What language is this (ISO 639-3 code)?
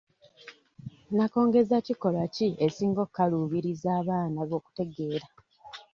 lug